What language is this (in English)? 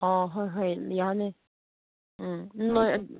Manipuri